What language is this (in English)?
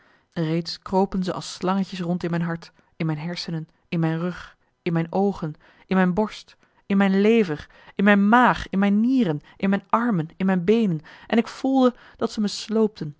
Dutch